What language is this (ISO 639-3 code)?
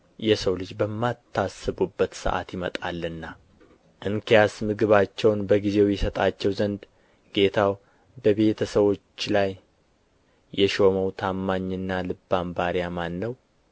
amh